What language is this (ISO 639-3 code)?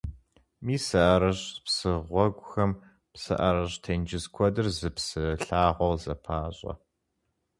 kbd